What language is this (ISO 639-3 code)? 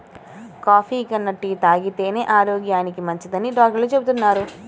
tel